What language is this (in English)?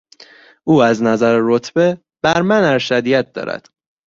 Persian